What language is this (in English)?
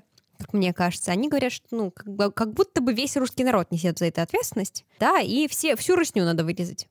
Russian